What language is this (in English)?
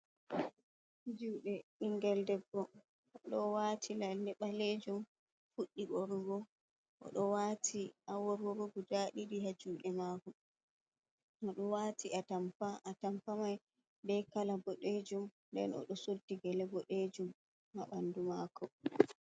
Fula